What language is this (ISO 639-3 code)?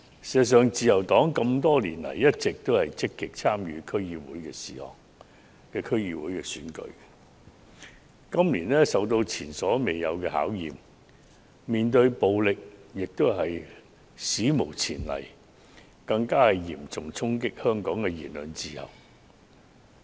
yue